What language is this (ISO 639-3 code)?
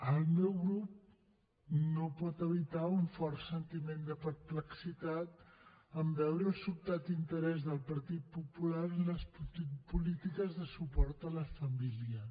cat